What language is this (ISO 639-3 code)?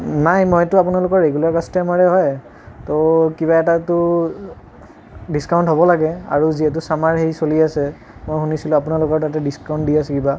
asm